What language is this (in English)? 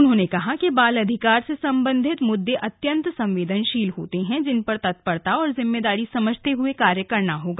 Hindi